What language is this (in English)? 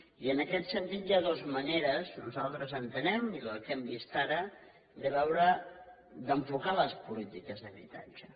Catalan